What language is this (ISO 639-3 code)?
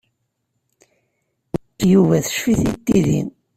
kab